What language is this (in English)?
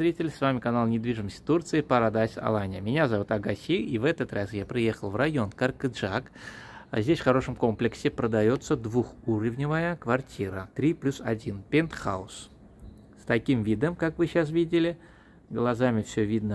Russian